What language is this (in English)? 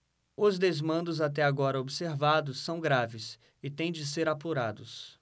Portuguese